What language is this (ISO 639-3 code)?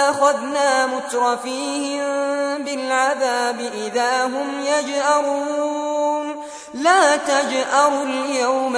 ara